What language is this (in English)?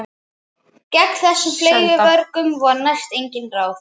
Icelandic